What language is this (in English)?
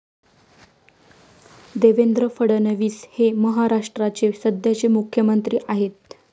Marathi